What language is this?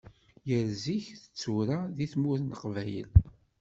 Kabyle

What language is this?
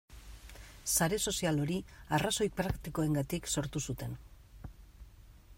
Basque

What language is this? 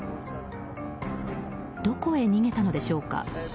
Japanese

